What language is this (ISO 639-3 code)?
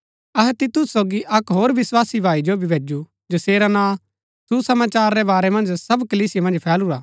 gbk